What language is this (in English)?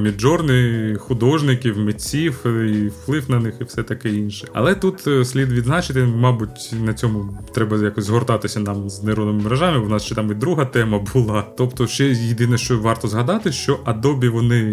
Ukrainian